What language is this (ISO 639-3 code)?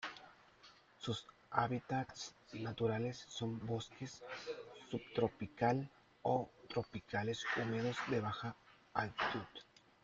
spa